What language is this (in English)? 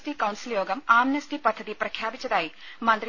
Malayalam